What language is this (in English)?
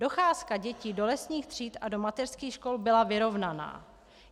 Czech